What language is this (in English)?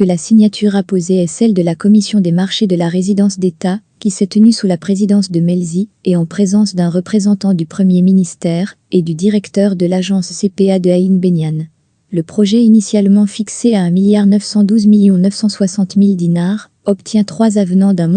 French